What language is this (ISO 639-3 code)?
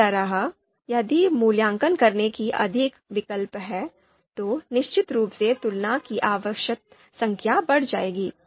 hin